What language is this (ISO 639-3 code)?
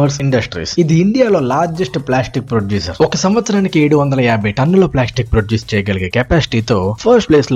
tel